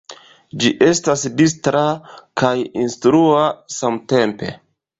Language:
Esperanto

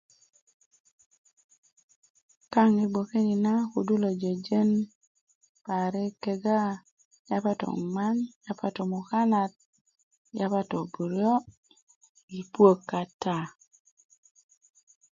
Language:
Kuku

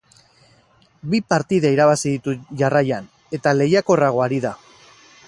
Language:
Basque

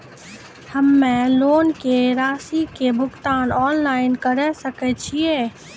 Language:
Maithili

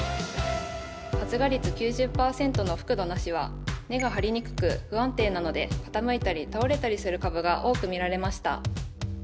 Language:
Japanese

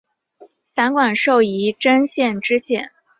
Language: Chinese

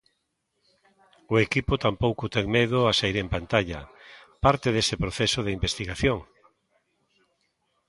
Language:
Galician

